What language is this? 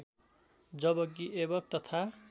Nepali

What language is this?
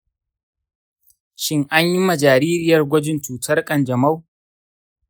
Hausa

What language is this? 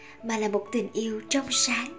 Vietnamese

